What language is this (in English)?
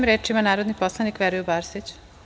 Serbian